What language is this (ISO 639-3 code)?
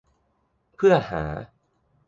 tha